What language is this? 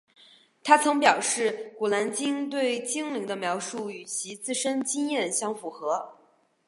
Chinese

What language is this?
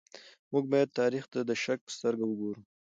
Pashto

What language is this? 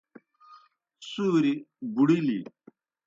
Kohistani Shina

